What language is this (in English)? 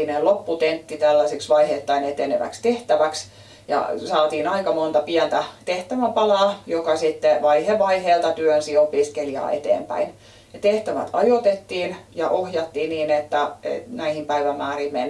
Finnish